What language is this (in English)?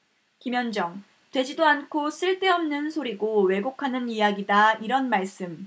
Korean